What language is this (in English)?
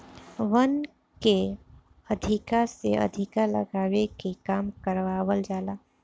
Bhojpuri